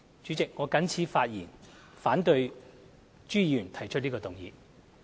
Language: Cantonese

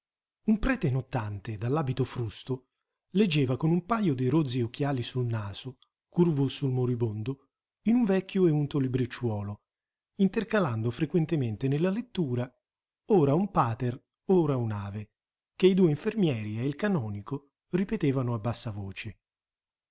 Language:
Italian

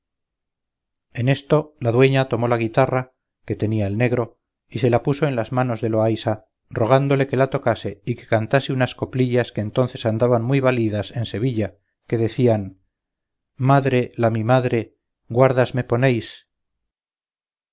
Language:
Spanish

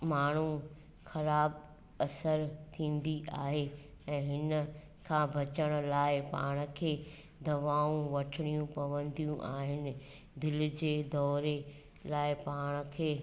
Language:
Sindhi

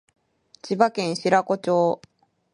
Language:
Japanese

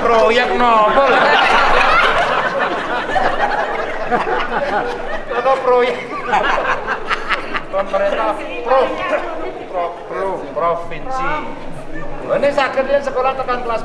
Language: Indonesian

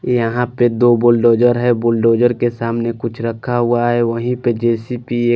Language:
Hindi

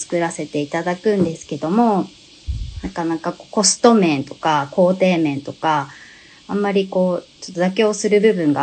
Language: Japanese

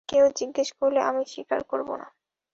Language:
Bangla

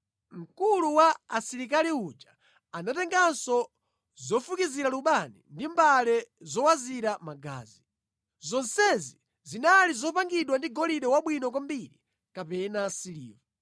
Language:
Nyanja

